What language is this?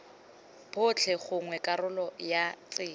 Tswana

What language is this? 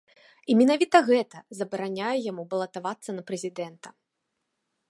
Belarusian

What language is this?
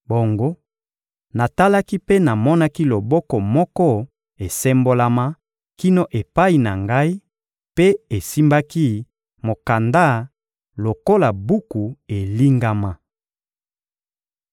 Lingala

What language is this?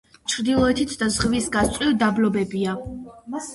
Georgian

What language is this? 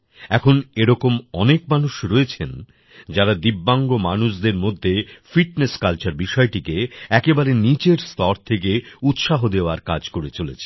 Bangla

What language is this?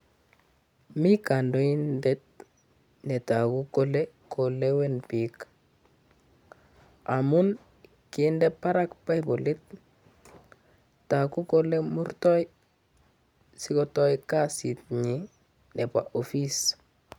Kalenjin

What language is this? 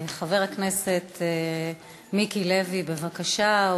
Hebrew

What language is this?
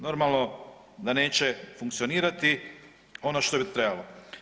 Croatian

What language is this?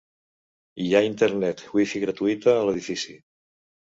Catalan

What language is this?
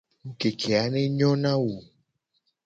Gen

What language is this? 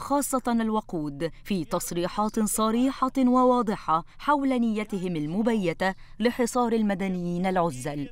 Arabic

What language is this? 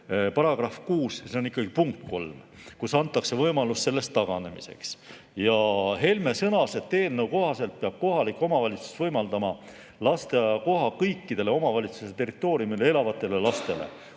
Estonian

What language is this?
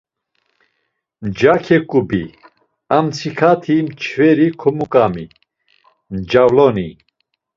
Laz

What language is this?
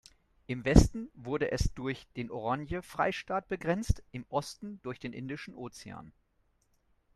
German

